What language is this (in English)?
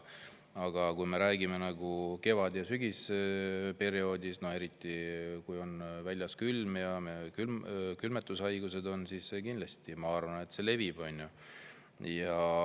Estonian